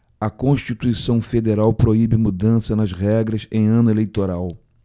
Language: Portuguese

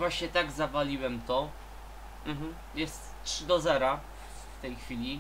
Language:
Polish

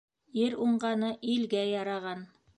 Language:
Bashkir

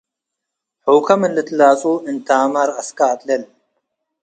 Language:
Tigre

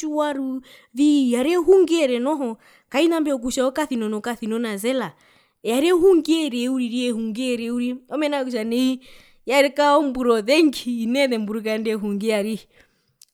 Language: Herero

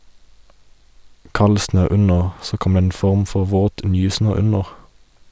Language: Norwegian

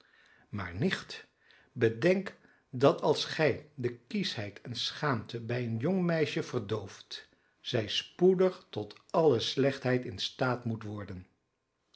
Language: Dutch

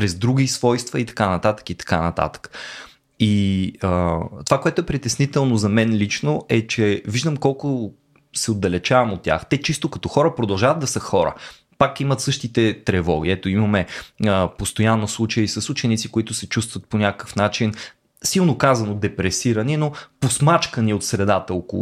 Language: Bulgarian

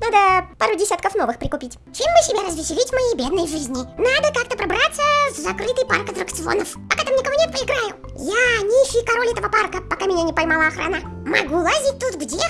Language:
Russian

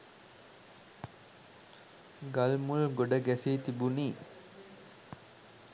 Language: Sinhala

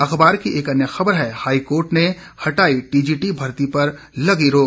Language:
Hindi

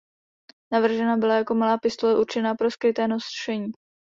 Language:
Czech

